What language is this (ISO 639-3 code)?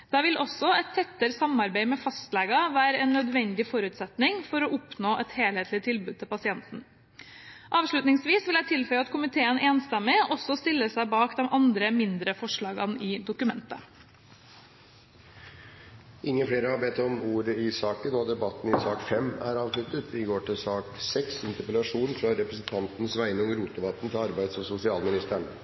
nor